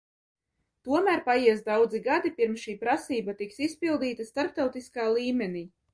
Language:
Latvian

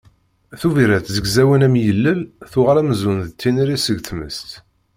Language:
Kabyle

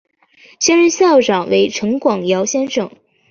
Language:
Chinese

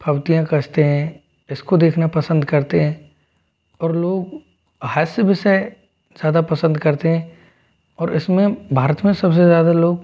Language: Hindi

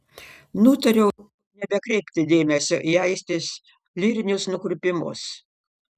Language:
Lithuanian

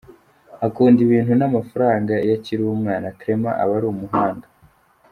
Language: Kinyarwanda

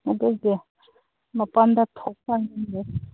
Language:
Manipuri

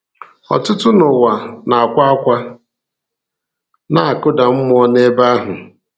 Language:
Igbo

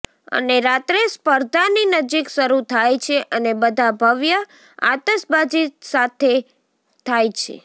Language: Gujarati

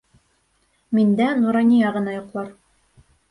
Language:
Bashkir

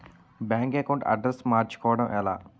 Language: Telugu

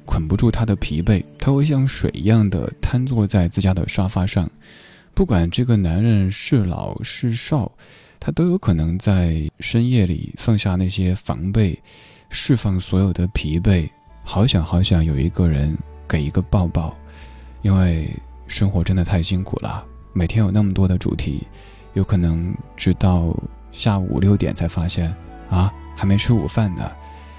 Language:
Chinese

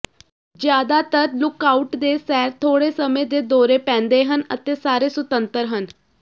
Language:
Punjabi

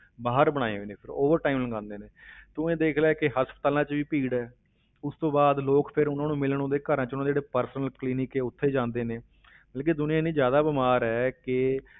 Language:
Punjabi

